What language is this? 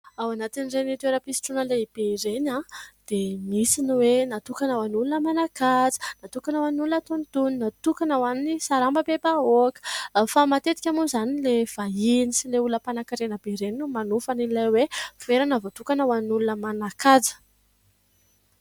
Malagasy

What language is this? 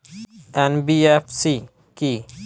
Bangla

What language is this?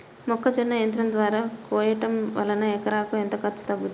Telugu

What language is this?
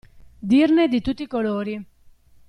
Italian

